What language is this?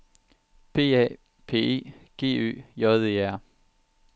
Danish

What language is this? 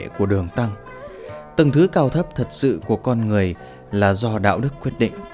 Vietnamese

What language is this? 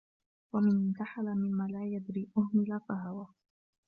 Arabic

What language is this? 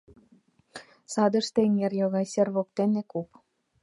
Mari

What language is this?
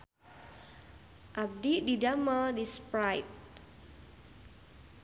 Sundanese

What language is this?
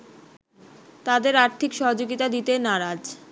Bangla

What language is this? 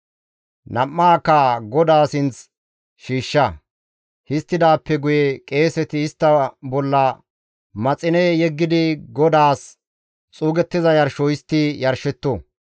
Gamo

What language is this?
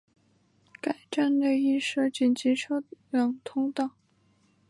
Chinese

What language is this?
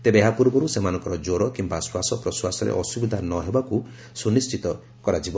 Odia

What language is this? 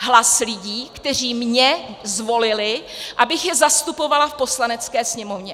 Czech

